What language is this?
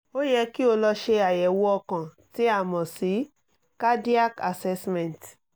Yoruba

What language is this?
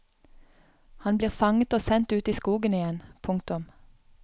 Norwegian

